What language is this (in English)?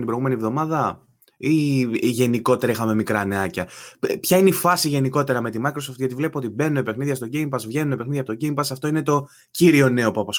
Greek